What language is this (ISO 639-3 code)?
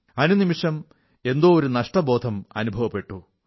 mal